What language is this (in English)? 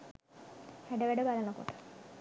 Sinhala